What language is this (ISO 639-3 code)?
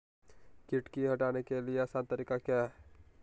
mag